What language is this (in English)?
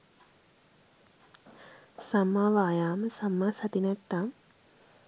Sinhala